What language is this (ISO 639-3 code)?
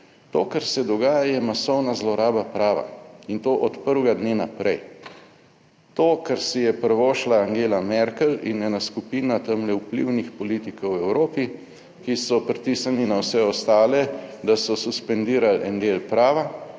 slv